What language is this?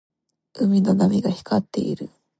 Japanese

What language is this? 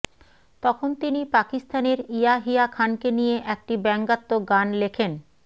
Bangla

